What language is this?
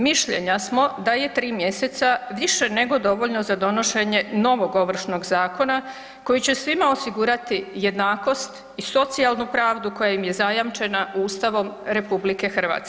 Croatian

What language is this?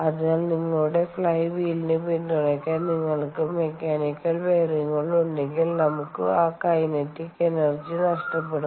Malayalam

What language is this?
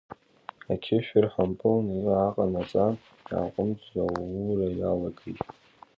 Abkhazian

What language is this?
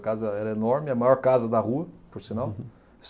Portuguese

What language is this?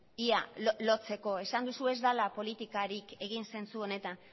Basque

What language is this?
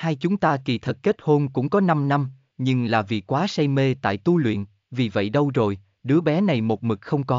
Vietnamese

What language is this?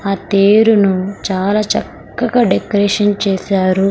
Telugu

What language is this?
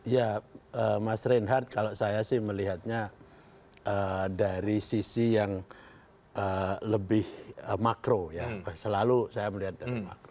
Indonesian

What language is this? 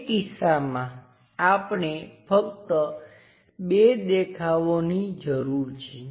Gujarati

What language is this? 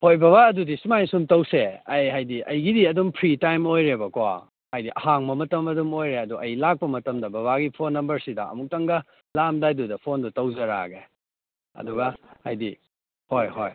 Manipuri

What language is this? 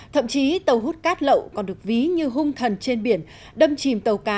Vietnamese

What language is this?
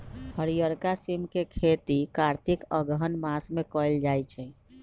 Magahi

